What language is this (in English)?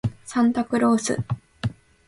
Japanese